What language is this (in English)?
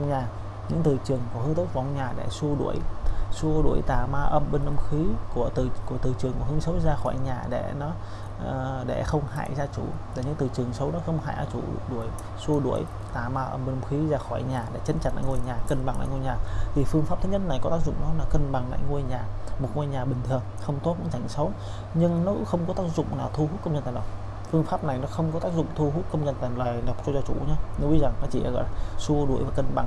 Vietnamese